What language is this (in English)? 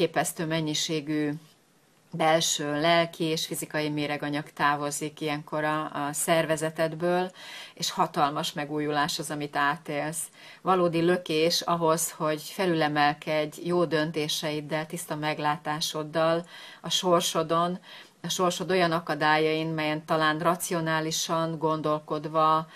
Hungarian